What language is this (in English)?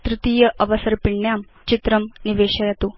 Sanskrit